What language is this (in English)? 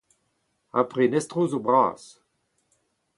Breton